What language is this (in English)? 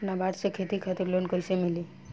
Bhojpuri